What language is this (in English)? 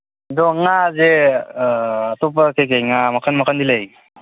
Manipuri